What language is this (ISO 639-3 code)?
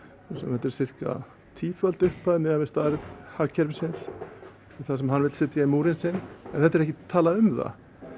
isl